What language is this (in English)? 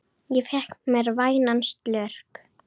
Icelandic